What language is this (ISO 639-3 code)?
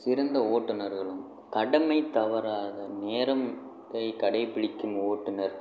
tam